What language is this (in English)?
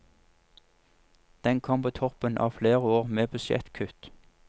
Norwegian